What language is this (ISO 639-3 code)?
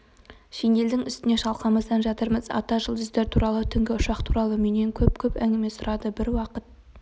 kaz